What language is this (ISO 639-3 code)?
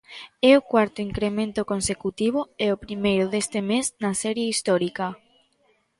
glg